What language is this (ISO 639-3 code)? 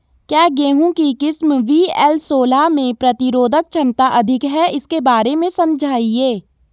hin